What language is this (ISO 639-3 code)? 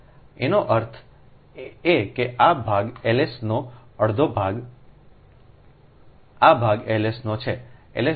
guj